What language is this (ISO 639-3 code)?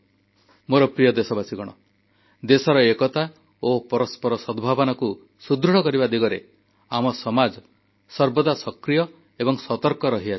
ori